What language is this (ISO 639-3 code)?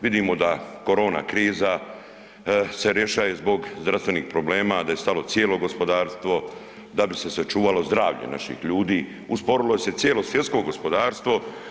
hrv